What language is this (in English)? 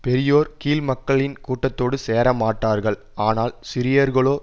Tamil